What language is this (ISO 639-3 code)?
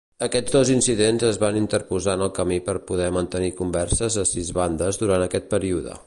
cat